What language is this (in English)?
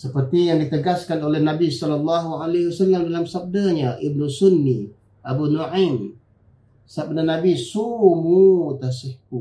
Malay